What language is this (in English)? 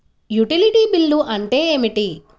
Telugu